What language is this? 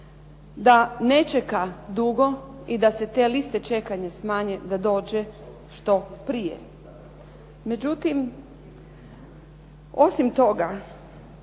Croatian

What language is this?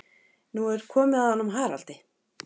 Icelandic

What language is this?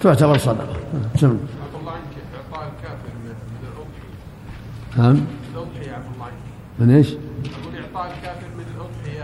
Arabic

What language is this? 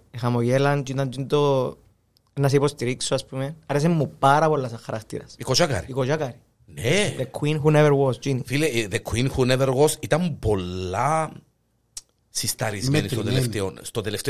Greek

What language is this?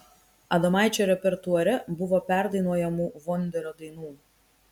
Lithuanian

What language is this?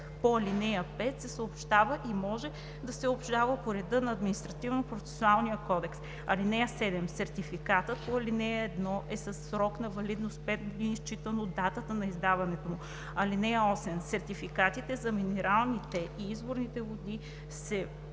Bulgarian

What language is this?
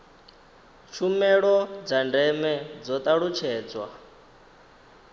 Venda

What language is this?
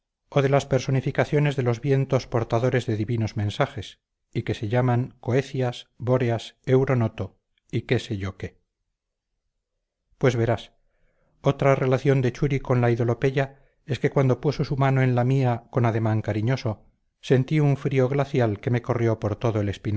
Spanish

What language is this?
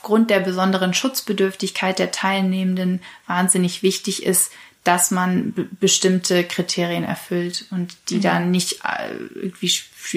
German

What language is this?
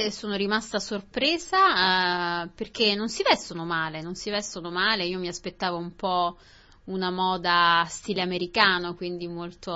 Italian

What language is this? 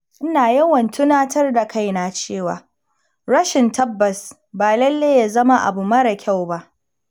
Hausa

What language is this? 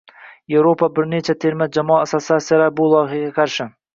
Uzbek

